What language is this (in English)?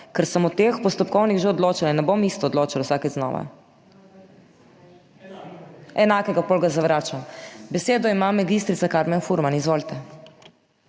Slovenian